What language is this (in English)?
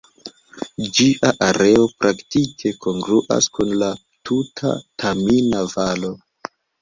Esperanto